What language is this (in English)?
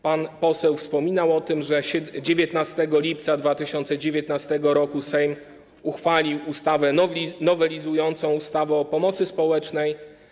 Polish